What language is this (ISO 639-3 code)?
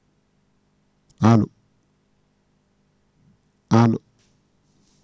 ful